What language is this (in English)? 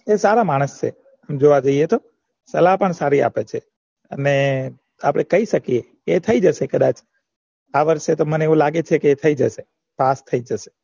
Gujarati